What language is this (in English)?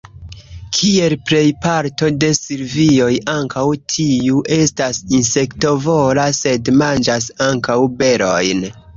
Esperanto